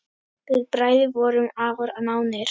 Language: Icelandic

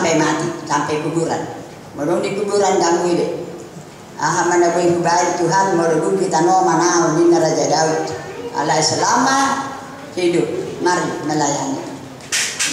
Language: Indonesian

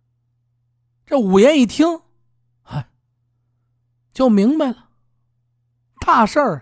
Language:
Chinese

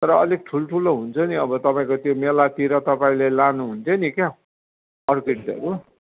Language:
Nepali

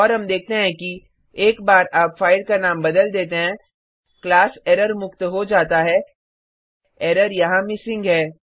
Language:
Hindi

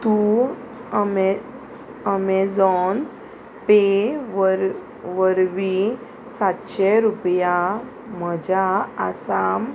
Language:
Konkani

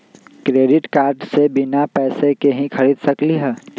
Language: Magahi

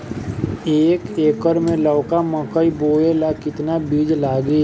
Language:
Bhojpuri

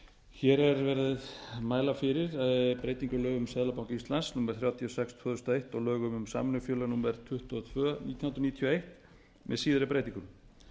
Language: Icelandic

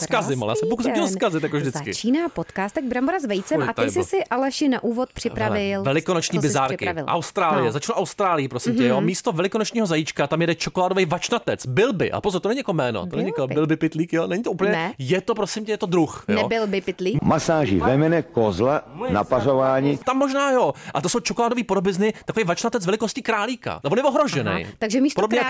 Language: Czech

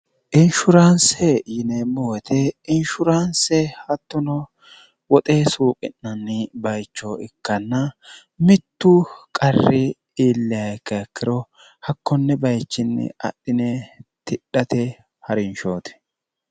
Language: Sidamo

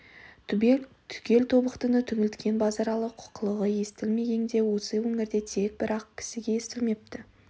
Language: Kazakh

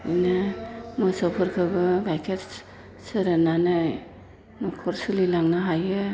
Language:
Bodo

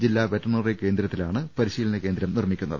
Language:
Malayalam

